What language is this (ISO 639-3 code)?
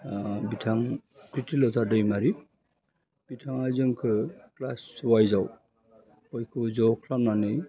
brx